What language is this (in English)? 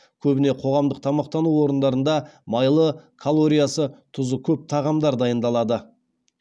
Kazakh